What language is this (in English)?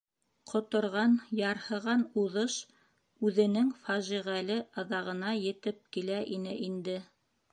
Bashkir